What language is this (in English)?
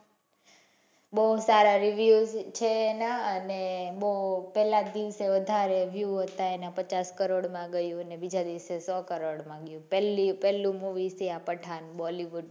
Gujarati